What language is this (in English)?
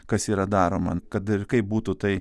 Lithuanian